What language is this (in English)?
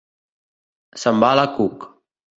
Catalan